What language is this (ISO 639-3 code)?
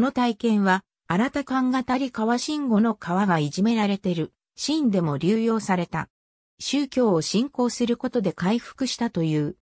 jpn